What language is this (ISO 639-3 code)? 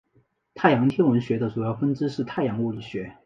zho